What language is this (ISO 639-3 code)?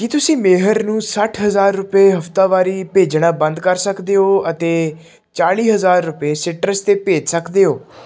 pan